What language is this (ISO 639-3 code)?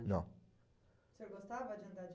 por